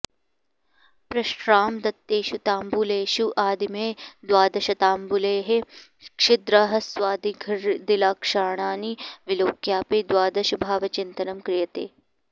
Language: Sanskrit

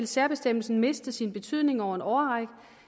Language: Danish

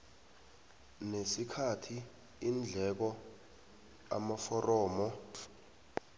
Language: South Ndebele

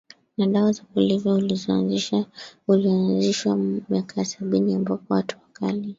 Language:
Swahili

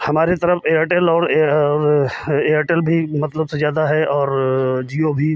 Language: Hindi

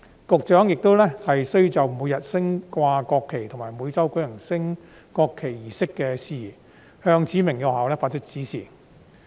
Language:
Cantonese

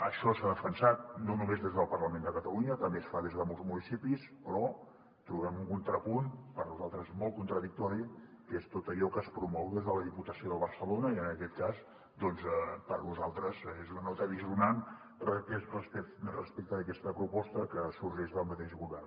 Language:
Catalan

